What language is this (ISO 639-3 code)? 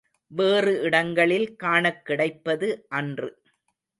tam